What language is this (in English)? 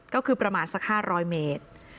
Thai